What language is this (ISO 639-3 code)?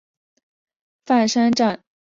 zho